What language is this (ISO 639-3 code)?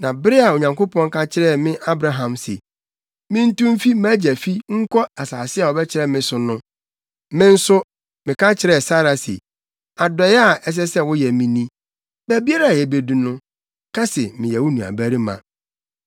aka